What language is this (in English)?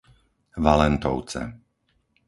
Slovak